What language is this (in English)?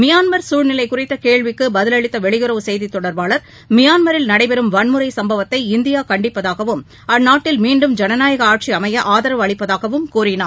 Tamil